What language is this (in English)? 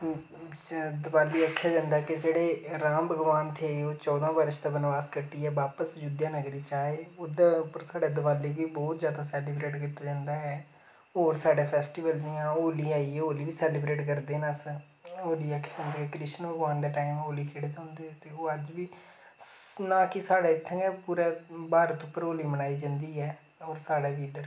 Dogri